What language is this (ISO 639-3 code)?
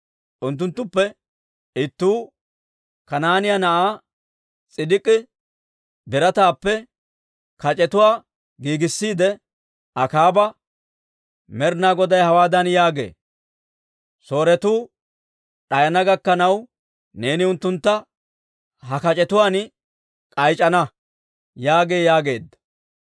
dwr